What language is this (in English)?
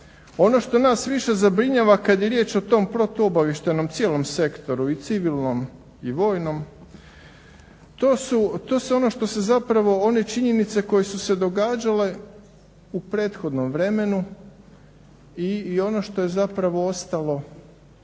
Croatian